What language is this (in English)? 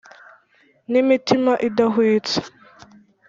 Kinyarwanda